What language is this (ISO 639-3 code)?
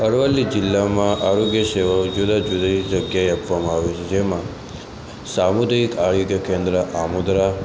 guj